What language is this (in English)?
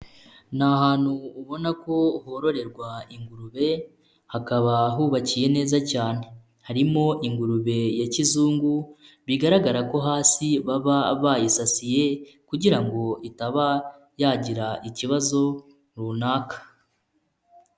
Kinyarwanda